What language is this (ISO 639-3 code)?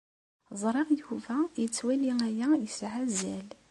kab